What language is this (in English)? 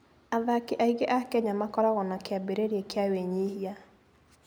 Kikuyu